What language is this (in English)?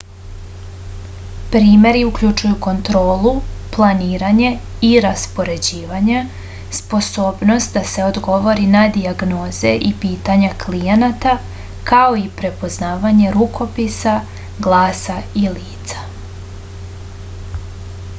Serbian